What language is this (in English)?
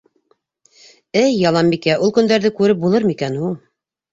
Bashkir